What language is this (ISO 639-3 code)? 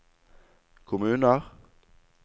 nor